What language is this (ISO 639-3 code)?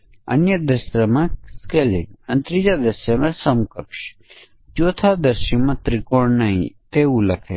guj